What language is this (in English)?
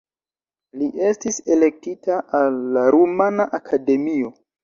Esperanto